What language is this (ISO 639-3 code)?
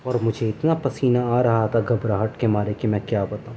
urd